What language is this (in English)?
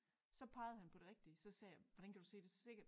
Danish